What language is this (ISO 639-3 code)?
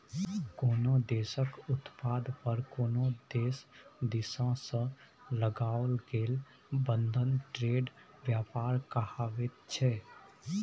mai